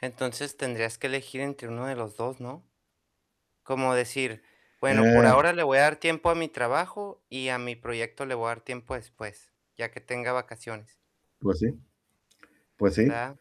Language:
Spanish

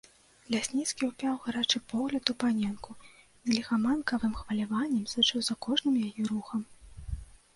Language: Belarusian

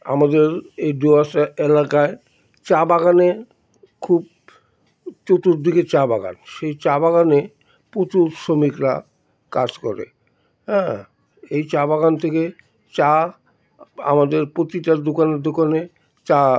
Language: Bangla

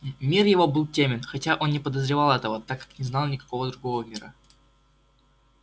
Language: Russian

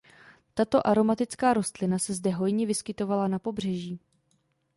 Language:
Czech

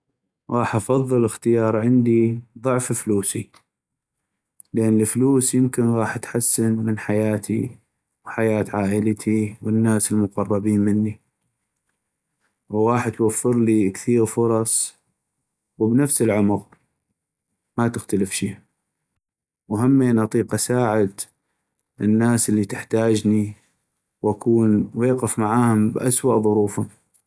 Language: North Mesopotamian Arabic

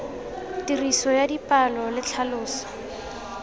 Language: Tswana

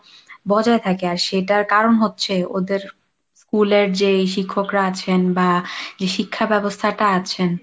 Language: Bangla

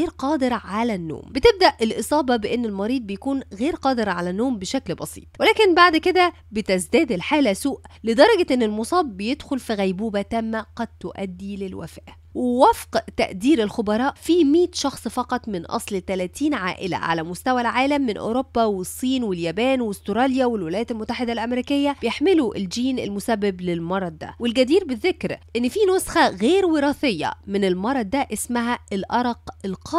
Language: Arabic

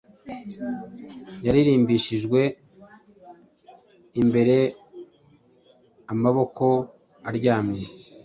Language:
Kinyarwanda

